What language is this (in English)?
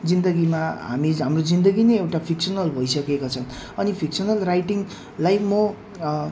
Nepali